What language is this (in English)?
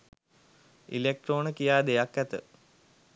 Sinhala